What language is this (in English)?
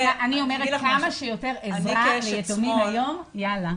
Hebrew